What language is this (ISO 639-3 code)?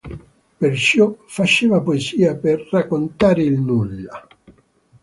ita